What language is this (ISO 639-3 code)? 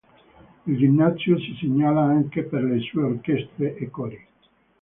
ita